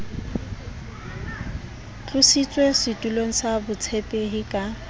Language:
Southern Sotho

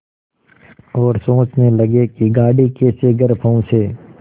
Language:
Hindi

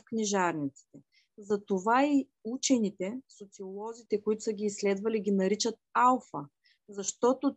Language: Bulgarian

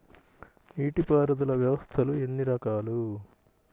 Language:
Telugu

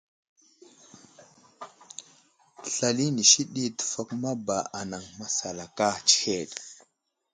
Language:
Wuzlam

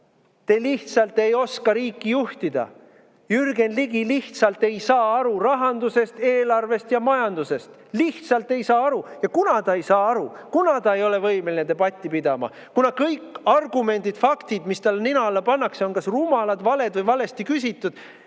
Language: Estonian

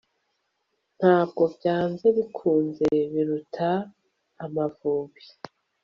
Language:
Kinyarwanda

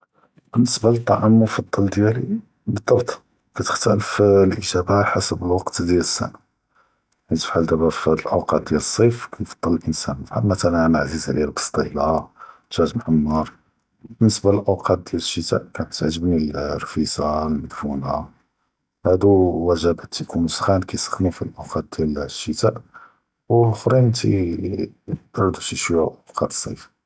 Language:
Judeo-Arabic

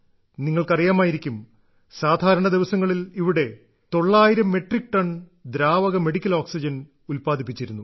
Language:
Malayalam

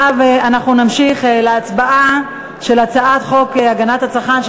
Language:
Hebrew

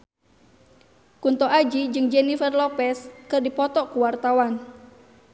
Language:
Sundanese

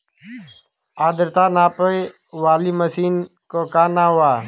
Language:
Bhojpuri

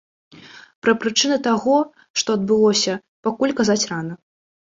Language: Belarusian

